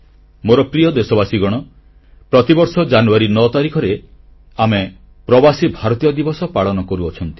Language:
Odia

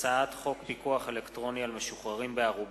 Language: Hebrew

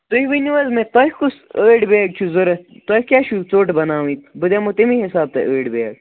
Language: Kashmiri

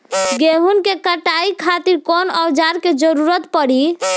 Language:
Bhojpuri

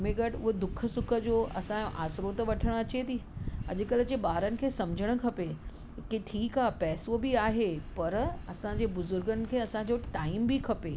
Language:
Sindhi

